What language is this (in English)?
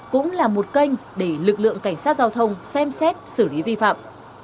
Vietnamese